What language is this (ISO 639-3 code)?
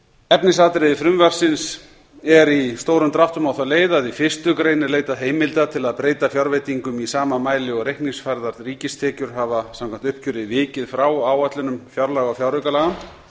isl